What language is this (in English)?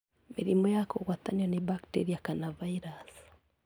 Kikuyu